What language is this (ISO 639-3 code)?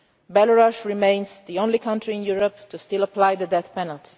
eng